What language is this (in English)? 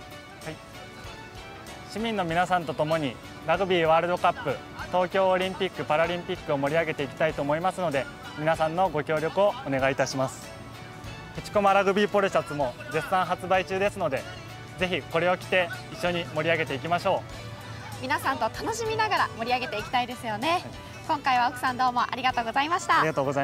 Japanese